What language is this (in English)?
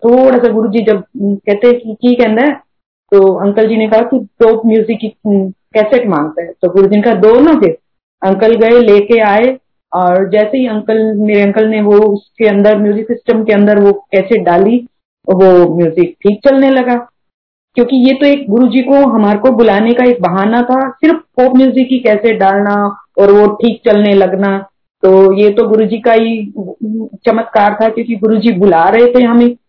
Hindi